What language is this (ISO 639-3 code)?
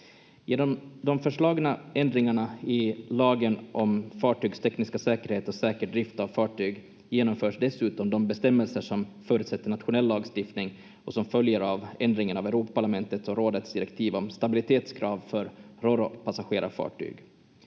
fin